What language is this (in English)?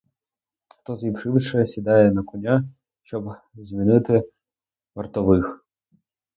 Ukrainian